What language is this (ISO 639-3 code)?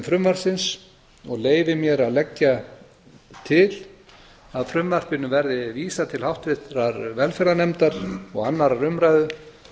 isl